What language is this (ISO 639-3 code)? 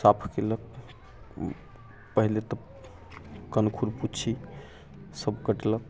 mai